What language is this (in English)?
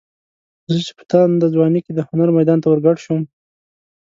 Pashto